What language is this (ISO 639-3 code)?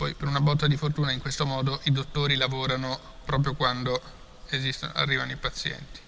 ita